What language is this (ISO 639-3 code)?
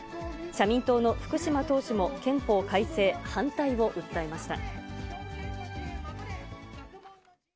jpn